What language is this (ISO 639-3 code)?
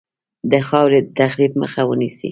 pus